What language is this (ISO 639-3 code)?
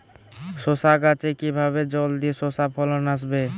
ben